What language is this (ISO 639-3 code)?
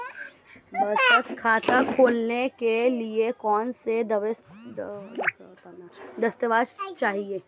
hin